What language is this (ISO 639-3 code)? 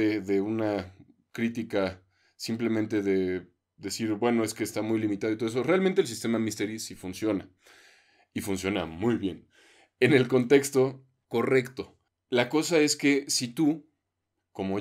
spa